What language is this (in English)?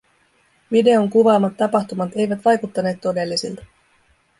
Finnish